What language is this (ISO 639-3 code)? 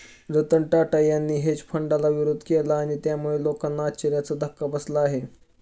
mar